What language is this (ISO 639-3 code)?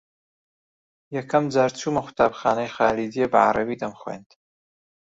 ckb